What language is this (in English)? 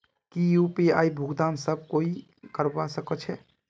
Magahi